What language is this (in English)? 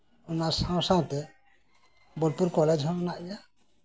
Santali